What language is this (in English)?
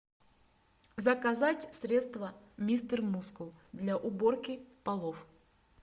Russian